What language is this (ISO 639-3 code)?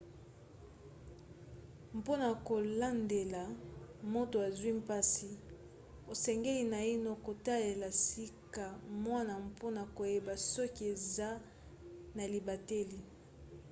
lin